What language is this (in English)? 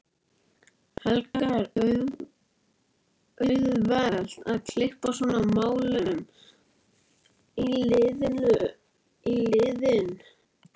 Icelandic